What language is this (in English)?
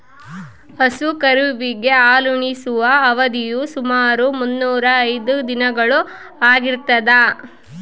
Kannada